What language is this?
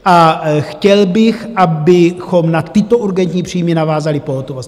Czech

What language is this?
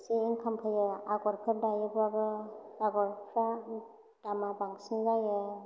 Bodo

